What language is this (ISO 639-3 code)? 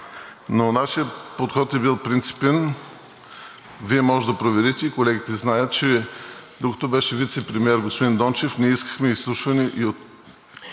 bul